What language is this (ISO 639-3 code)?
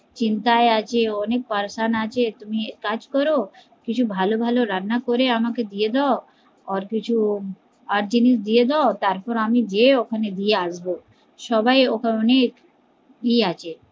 ben